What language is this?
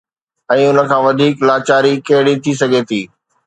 Sindhi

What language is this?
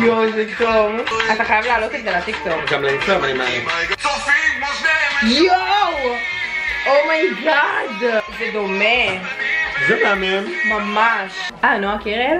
Hebrew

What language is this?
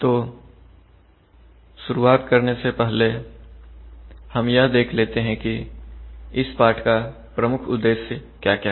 Hindi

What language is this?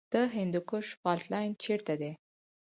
Pashto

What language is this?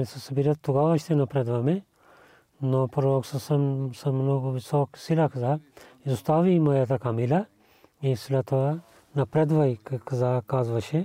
Bulgarian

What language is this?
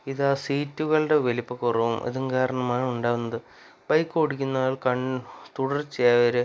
Malayalam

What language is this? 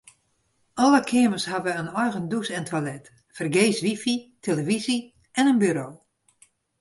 Western Frisian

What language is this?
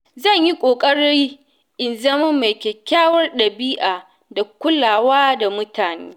Hausa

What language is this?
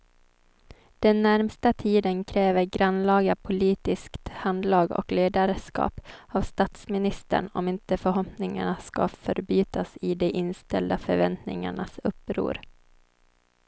Swedish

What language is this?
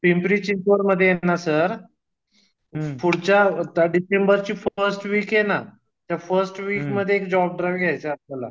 Marathi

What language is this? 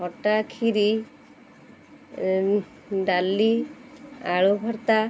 Odia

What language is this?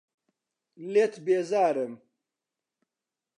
Central Kurdish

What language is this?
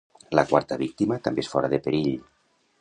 Catalan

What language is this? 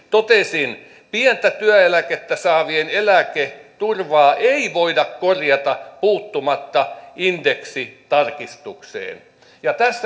Finnish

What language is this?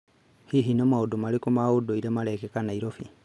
Kikuyu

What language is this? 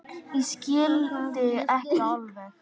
Icelandic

